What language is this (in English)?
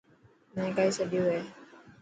Dhatki